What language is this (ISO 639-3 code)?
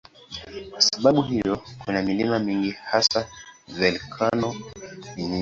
swa